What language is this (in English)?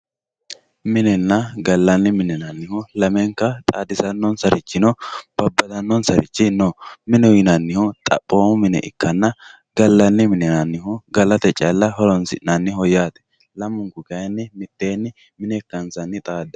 Sidamo